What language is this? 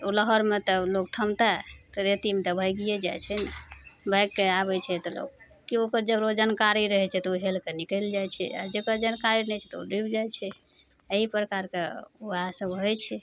Maithili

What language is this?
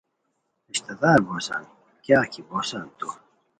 Khowar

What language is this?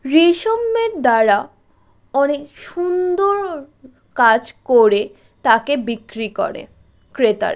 Bangla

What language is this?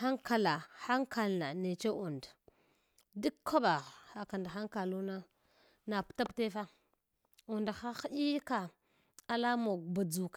Hwana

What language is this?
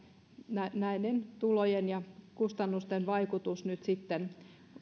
Finnish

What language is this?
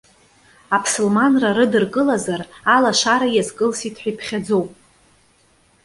Abkhazian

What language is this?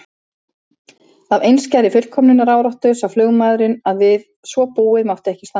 Icelandic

